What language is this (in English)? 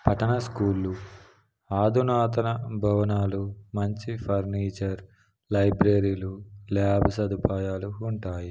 Telugu